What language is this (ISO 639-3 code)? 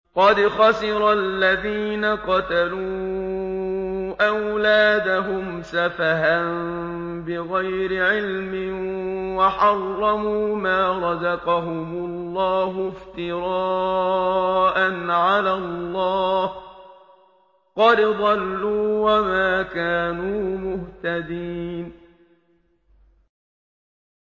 ara